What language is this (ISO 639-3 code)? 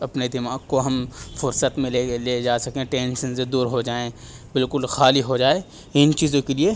urd